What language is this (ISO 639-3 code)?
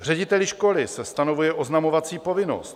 ces